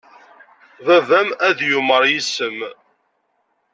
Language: Kabyle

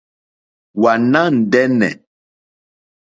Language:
Mokpwe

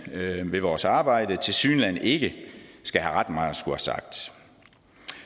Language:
Danish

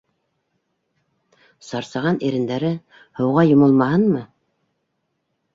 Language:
Bashkir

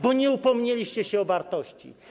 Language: Polish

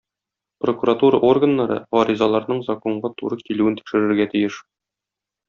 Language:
Tatar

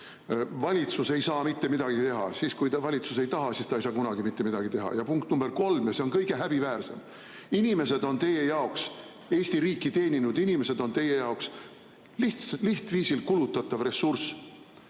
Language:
Estonian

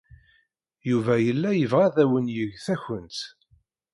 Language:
Kabyle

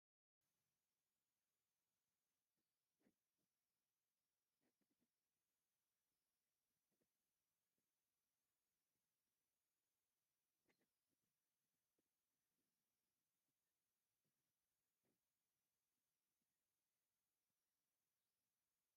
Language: Tigrinya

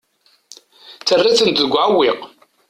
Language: Kabyle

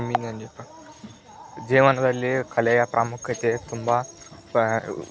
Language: Kannada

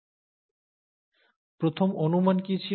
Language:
Bangla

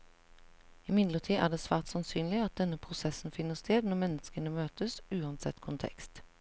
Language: Norwegian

